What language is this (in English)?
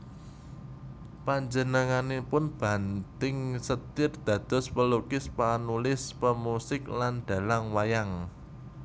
Javanese